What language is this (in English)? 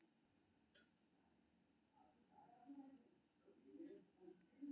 Maithili